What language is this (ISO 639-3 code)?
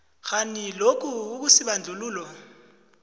nbl